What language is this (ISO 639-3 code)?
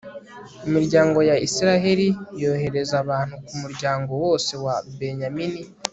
kin